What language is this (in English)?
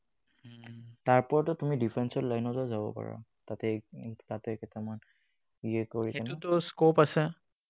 Assamese